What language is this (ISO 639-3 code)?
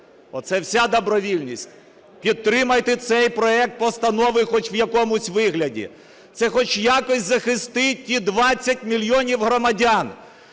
ukr